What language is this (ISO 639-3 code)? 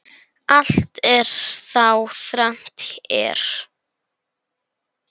isl